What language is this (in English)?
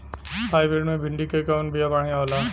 Bhojpuri